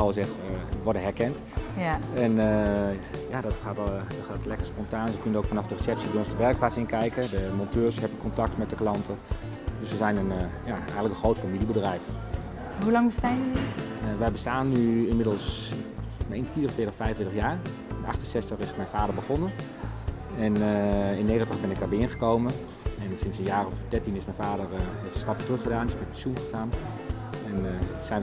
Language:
Dutch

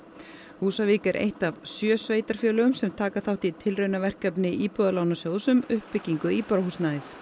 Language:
Icelandic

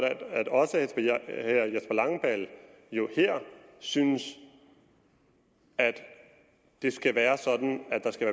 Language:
Danish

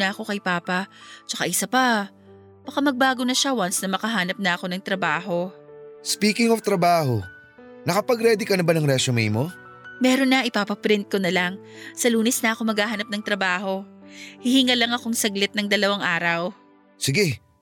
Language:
Filipino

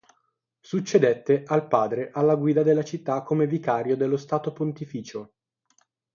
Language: Italian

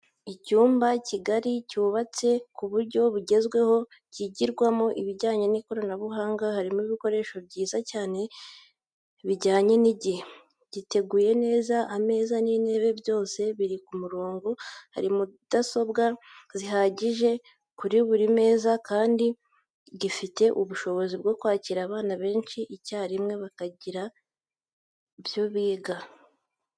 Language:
Kinyarwanda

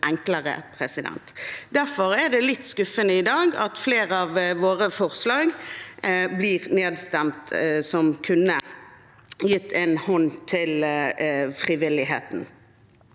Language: Norwegian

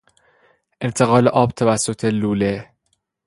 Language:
Persian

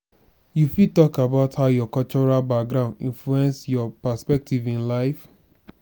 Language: Nigerian Pidgin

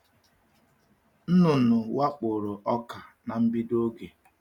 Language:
Igbo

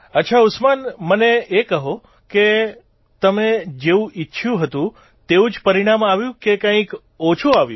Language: Gujarati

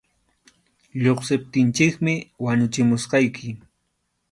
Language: Arequipa-La Unión Quechua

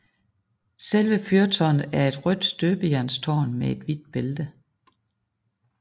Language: Danish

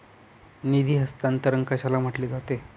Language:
Marathi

